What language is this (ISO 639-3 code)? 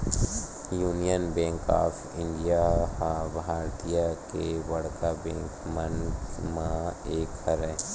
hne